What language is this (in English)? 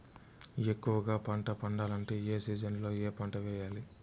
Telugu